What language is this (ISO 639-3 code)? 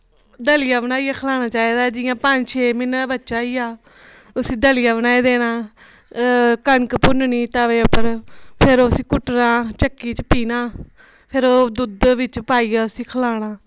doi